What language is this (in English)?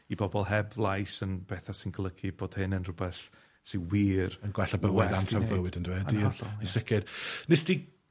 Welsh